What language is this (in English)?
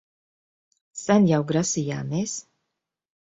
Latvian